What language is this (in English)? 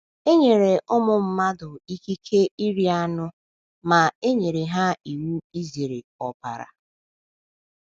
Igbo